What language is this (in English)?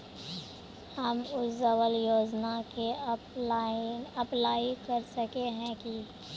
Magahi